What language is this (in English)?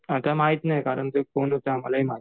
Marathi